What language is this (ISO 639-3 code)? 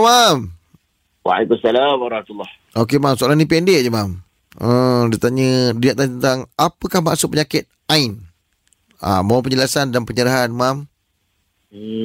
msa